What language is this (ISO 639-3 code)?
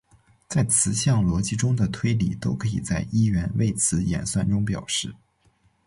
zho